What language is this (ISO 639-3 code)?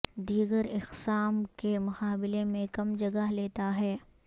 urd